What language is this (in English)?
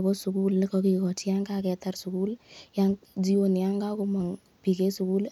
Kalenjin